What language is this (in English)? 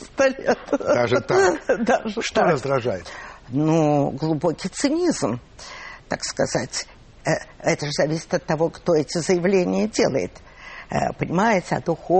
Russian